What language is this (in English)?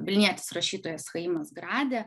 Lithuanian